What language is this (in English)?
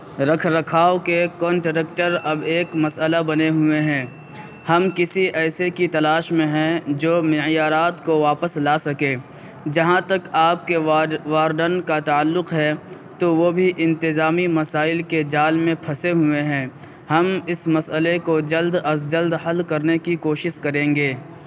Urdu